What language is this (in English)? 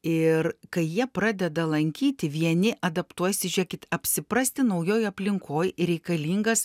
Lithuanian